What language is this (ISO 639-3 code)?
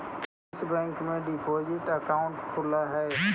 mag